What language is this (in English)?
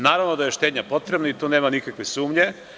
Serbian